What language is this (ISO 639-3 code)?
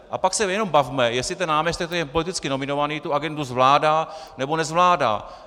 ces